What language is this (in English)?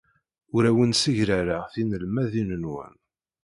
Kabyle